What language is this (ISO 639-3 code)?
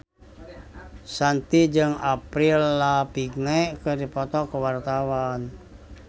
sun